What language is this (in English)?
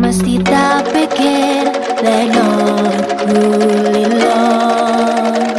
Javanese